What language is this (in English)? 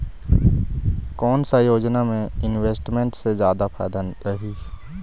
Chhattisgarhi